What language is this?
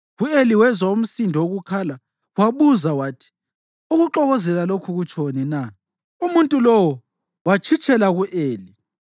North Ndebele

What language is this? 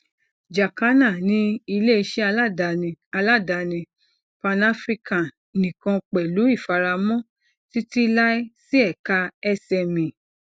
Yoruba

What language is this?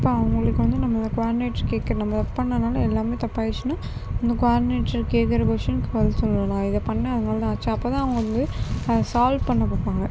Tamil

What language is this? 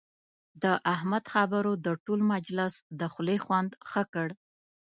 Pashto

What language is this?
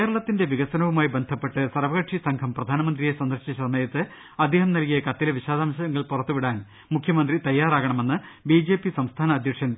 Malayalam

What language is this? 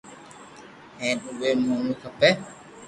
Loarki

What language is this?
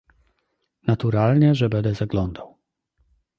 Polish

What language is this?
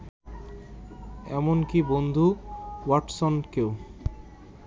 Bangla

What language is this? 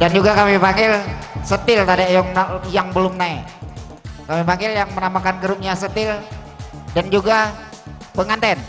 Indonesian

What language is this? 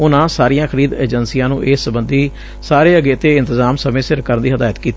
Punjabi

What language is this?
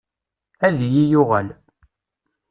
Kabyle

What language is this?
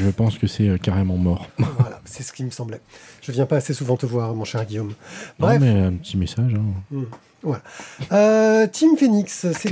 French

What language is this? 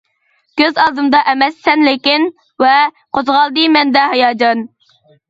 Uyghur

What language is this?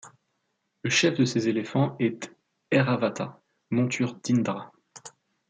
French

